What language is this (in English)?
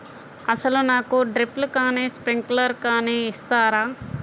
Telugu